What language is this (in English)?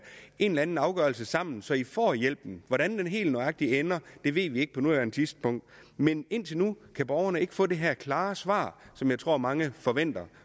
Danish